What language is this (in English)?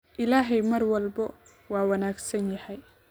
Somali